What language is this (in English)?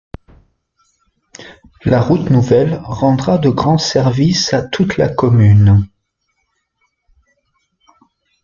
French